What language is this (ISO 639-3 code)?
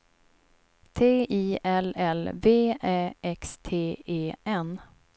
swe